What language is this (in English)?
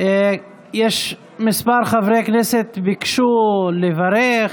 Hebrew